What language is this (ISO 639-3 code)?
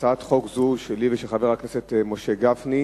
heb